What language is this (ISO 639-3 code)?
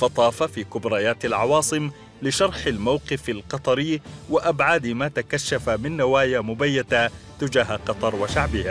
ara